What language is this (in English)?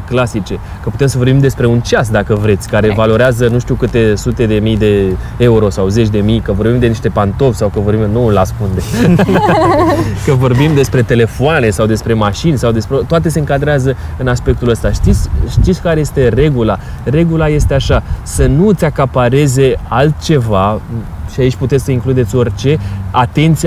Romanian